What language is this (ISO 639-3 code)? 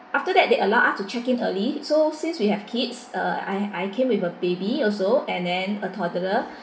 eng